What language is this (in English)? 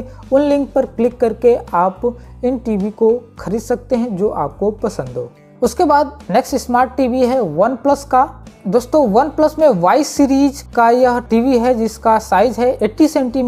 Hindi